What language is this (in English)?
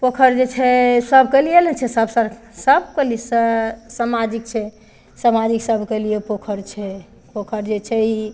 Maithili